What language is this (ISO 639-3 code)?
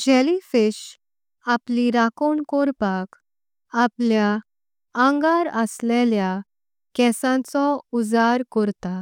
kok